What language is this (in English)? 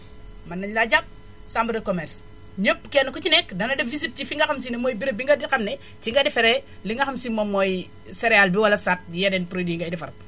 Wolof